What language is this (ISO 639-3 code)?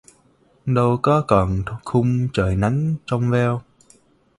vie